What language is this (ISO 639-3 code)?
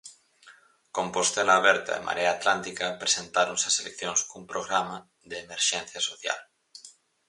glg